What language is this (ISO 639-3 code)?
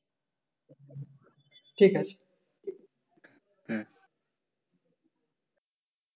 ben